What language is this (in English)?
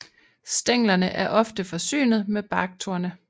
Danish